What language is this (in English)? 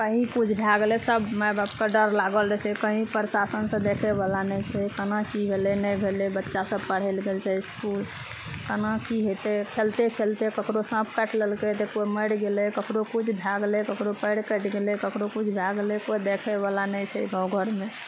Maithili